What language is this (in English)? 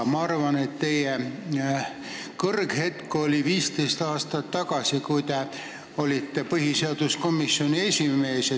Estonian